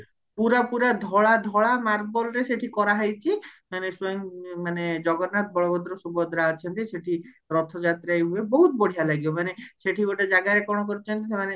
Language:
Odia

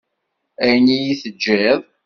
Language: Kabyle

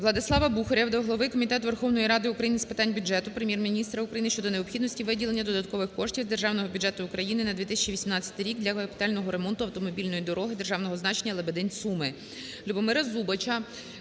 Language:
Ukrainian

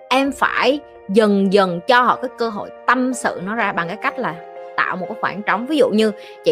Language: Vietnamese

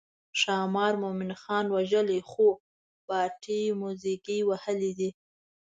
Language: Pashto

